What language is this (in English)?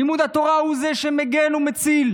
Hebrew